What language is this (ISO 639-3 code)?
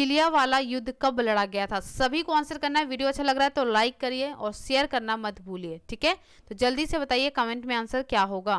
hin